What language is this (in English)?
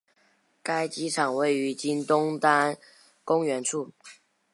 Chinese